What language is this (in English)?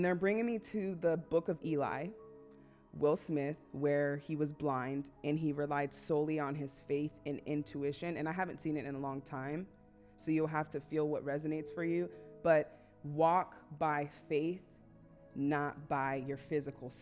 English